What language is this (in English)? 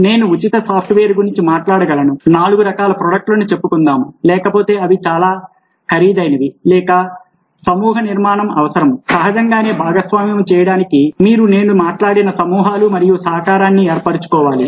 Telugu